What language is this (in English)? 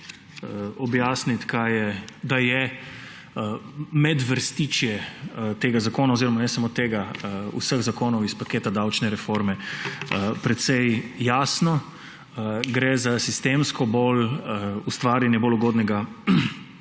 Slovenian